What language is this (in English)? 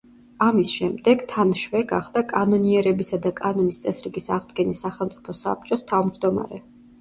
Georgian